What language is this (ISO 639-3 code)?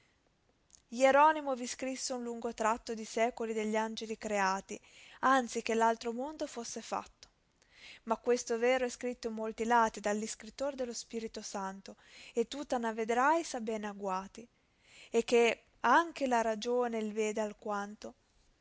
ita